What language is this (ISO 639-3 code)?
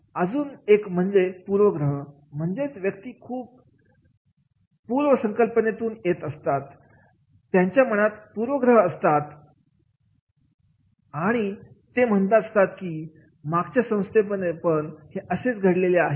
mar